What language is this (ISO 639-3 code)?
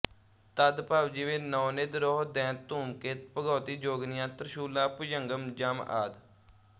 pan